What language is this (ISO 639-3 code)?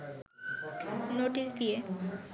ben